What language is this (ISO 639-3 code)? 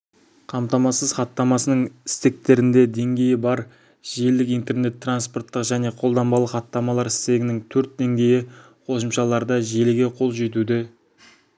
kaz